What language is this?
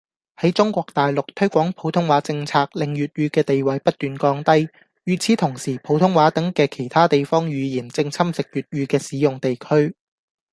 Cantonese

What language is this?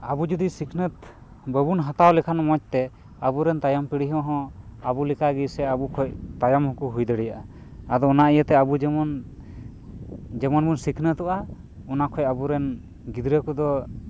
Santali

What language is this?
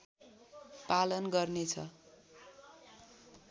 Nepali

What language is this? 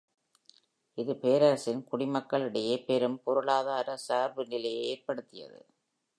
Tamil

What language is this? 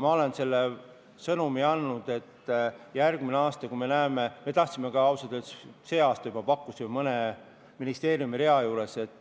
Estonian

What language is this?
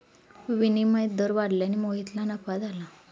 Marathi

